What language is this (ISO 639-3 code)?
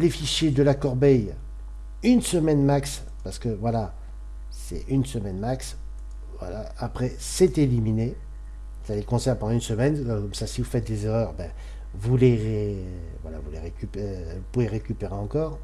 fra